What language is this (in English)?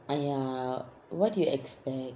English